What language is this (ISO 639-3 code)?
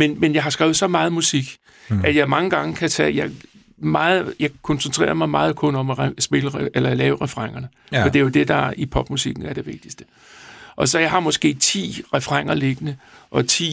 dan